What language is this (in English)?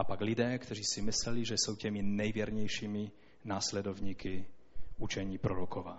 Czech